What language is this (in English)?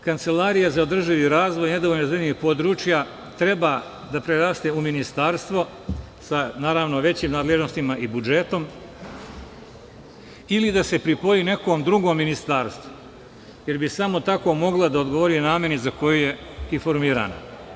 Serbian